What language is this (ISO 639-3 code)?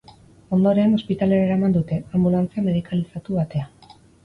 eus